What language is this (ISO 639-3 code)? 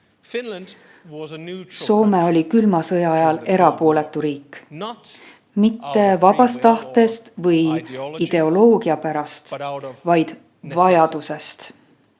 est